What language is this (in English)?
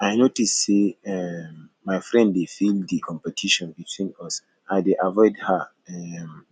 Nigerian Pidgin